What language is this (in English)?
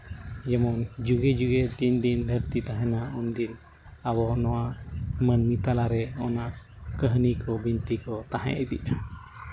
Santali